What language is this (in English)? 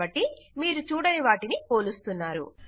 Telugu